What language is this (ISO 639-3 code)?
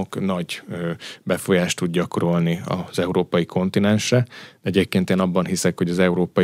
hun